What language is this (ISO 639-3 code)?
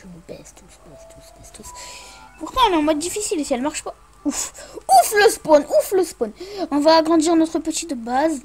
fra